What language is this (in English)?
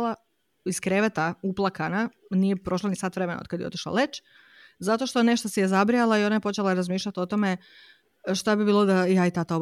Croatian